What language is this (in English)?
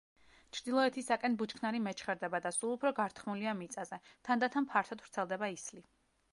Georgian